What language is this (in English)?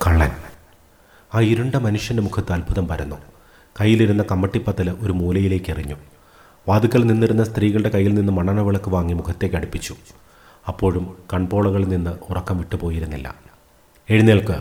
Malayalam